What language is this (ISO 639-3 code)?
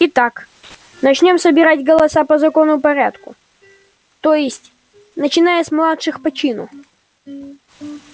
rus